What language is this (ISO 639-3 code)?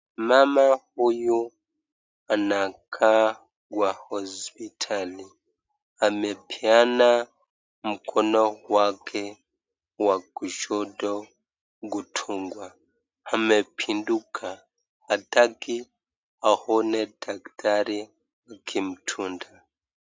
swa